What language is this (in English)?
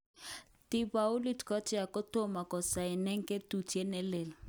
Kalenjin